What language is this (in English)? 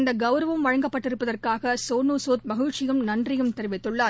Tamil